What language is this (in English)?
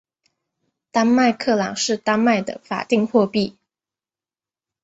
Chinese